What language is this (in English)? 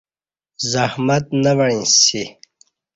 Kati